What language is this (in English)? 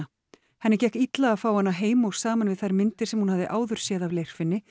Icelandic